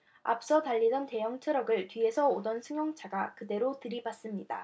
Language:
Korean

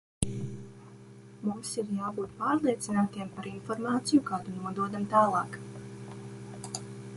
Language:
Latvian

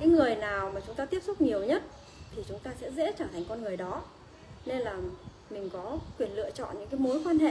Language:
Vietnamese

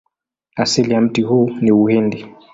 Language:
Swahili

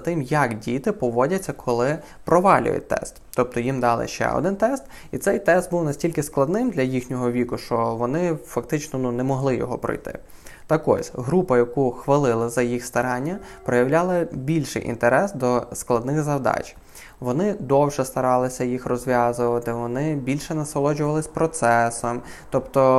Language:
Ukrainian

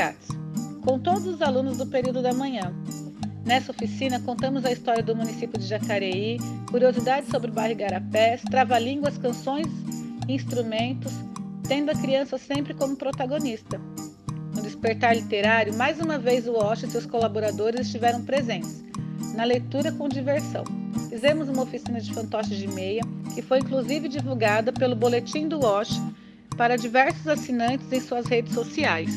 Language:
Portuguese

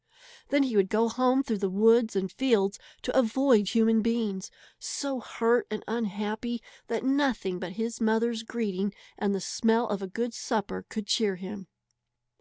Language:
English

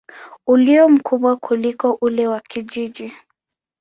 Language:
Swahili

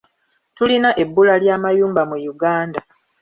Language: Ganda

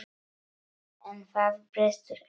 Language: Icelandic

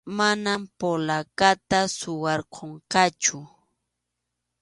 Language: Arequipa-La Unión Quechua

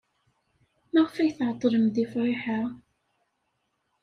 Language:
Kabyle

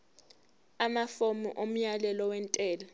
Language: Zulu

